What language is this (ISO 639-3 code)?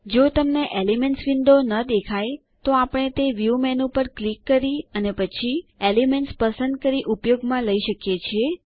guj